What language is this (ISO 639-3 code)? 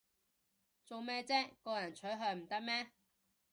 yue